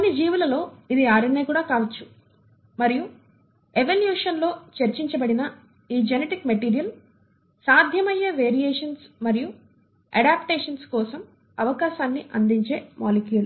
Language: Telugu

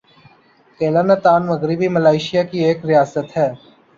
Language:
Urdu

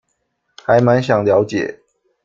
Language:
Chinese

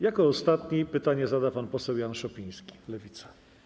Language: Polish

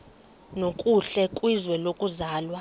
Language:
Xhosa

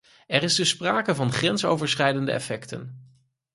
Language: Dutch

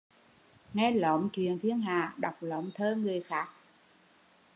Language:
Vietnamese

